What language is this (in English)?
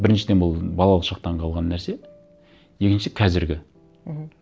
Kazakh